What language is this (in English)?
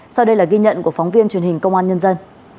Vietnamese